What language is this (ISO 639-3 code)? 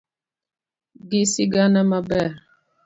luo